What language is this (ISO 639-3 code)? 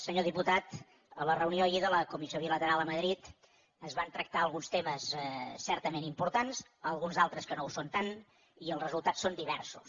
cat